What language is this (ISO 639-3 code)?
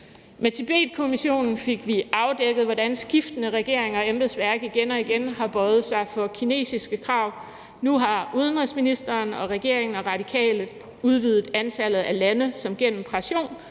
dan